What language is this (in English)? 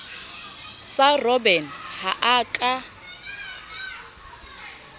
Southern Sotho